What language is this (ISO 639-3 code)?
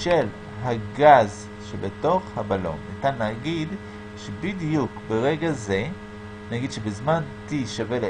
heb